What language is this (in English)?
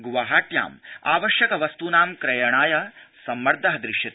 Sanskrit